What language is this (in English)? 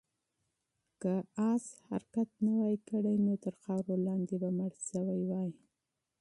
Pashto